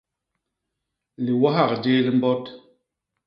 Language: Basaa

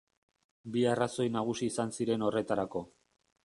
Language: Basque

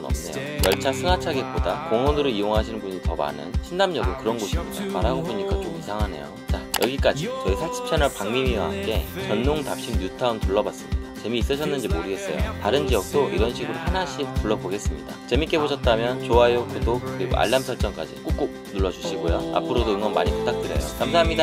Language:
Korean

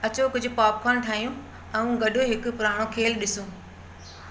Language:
Sindhi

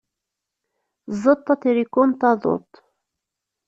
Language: Kabyle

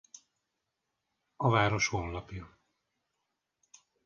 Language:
Hungarian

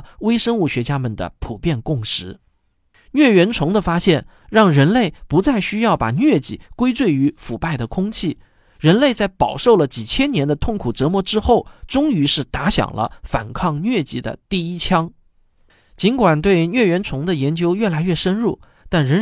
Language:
Chinese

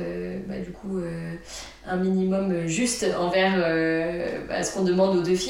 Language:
French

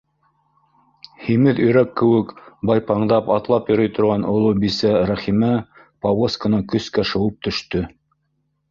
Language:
Bashkir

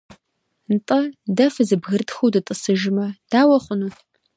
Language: Kabardian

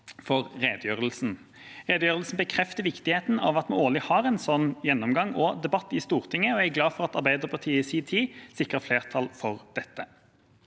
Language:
Norwegian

